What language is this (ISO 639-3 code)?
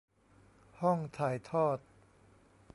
tha